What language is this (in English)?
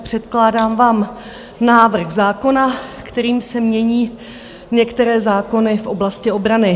Czech